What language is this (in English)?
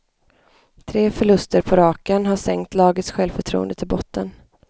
Swedish